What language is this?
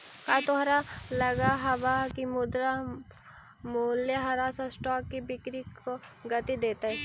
Magahi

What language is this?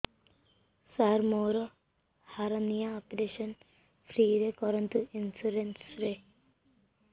Odia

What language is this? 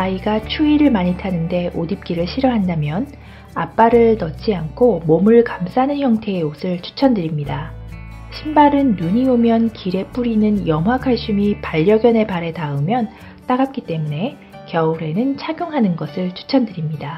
Korean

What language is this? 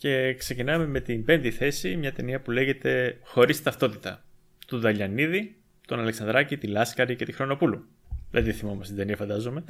Greek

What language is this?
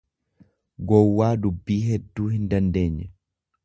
Oromo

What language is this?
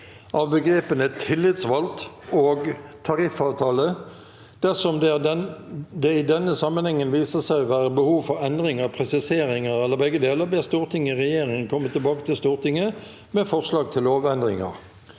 Norwegian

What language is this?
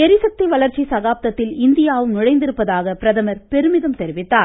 Tamil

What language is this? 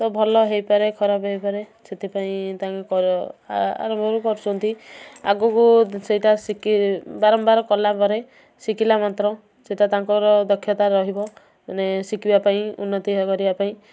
Odia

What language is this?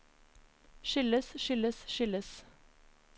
Norwegian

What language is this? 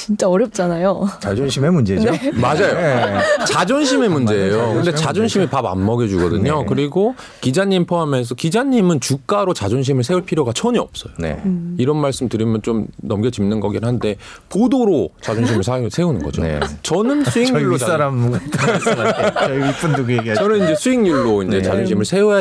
Korean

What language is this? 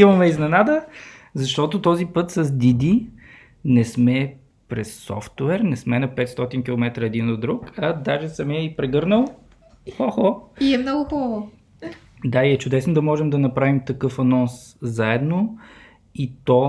Bulgarian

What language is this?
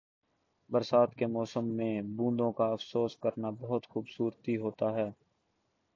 Urdu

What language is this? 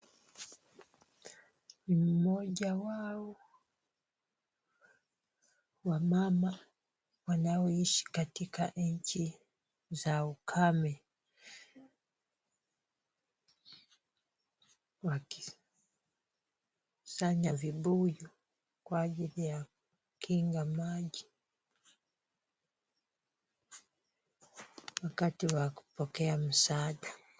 Swahili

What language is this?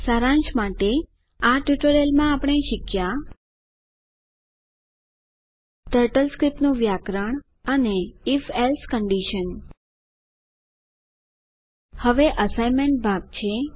Gujarati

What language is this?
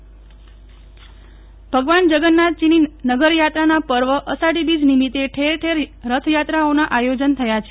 Gujarati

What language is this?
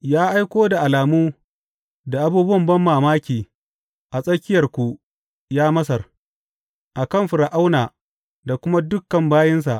Hausa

